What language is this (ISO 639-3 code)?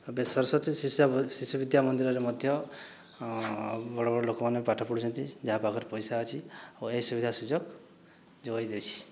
ori